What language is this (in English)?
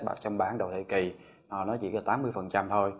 Vietnamese